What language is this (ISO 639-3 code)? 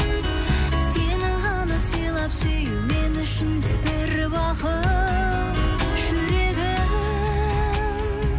kaz